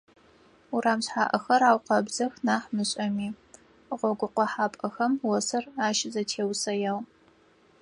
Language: Adyghe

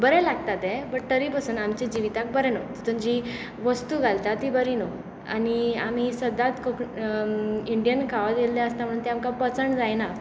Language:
Konkani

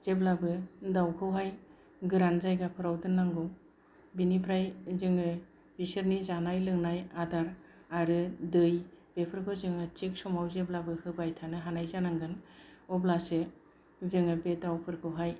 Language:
Bodo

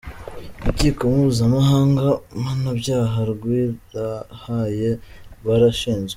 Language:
Kinyarwanda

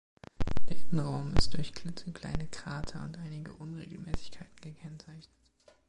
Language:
German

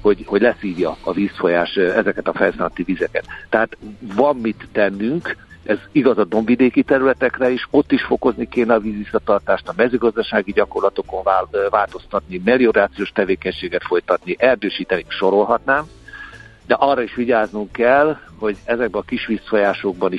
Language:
Hungarian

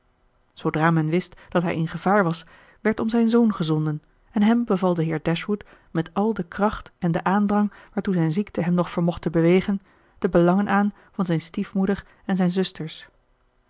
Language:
Dutch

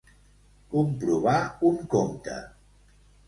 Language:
Catalan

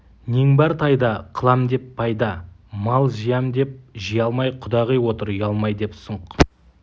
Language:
Kazakh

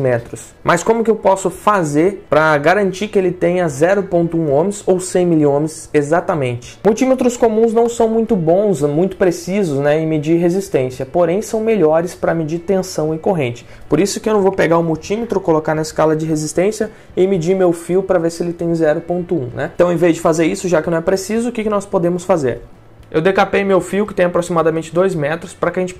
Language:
Portuguese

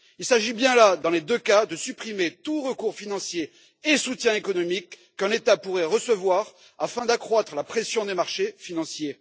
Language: French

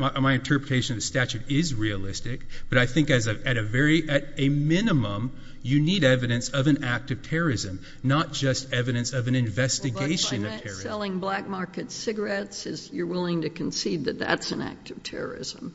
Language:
English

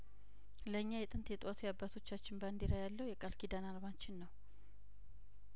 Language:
Amharic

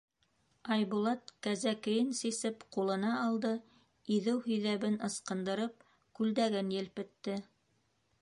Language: Bashkir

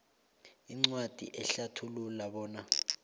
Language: South Ndebele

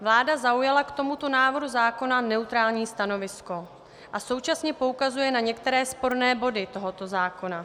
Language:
Czech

